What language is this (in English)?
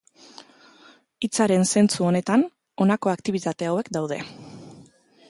Basque